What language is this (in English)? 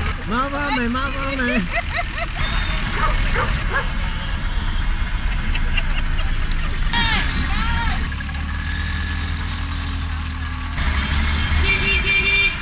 Czech